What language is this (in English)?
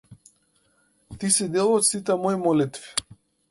Macedonian